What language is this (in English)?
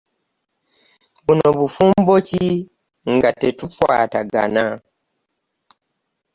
Ganda